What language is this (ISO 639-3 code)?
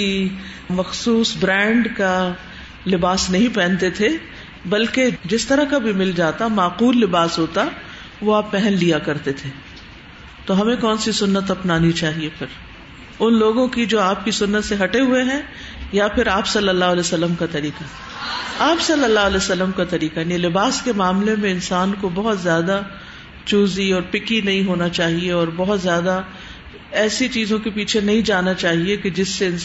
urd